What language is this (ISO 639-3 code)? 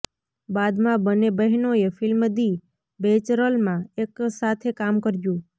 guj